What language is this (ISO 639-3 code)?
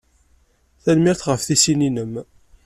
kab